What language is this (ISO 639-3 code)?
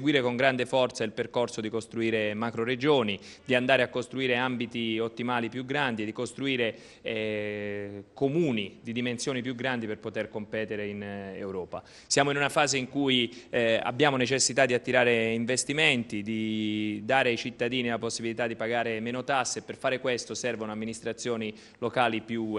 ita